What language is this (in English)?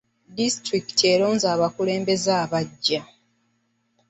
Ganda